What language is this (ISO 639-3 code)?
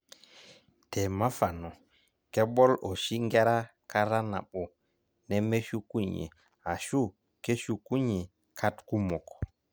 mas